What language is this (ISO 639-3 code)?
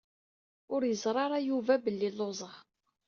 kab